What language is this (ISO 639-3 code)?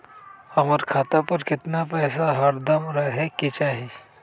mag